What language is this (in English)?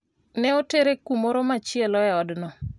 Luo (Kenya and Tanzania)